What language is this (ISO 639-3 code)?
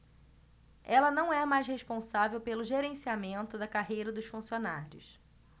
por